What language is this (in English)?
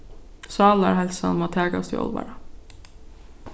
Faroese